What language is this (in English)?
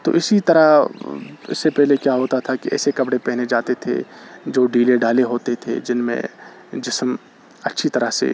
Urdu